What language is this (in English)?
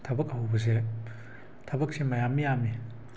Manipuri